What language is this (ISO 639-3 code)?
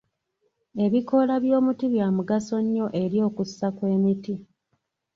lug